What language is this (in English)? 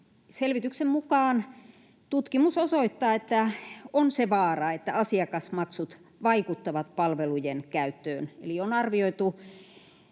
Finnish